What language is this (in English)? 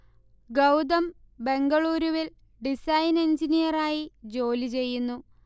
Malayalam